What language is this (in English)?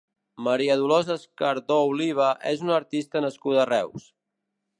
Catalan